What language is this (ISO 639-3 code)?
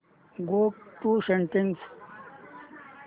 mar